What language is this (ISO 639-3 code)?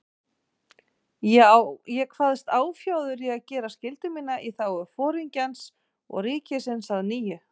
isl